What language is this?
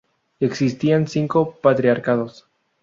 Spanish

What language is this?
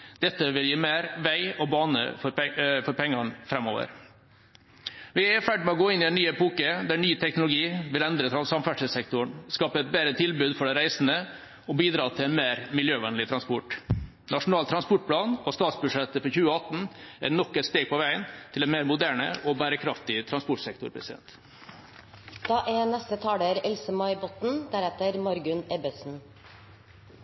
Norwegian Bokmål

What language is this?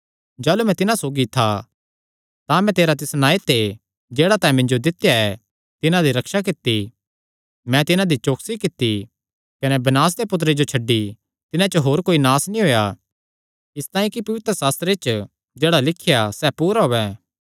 Kangri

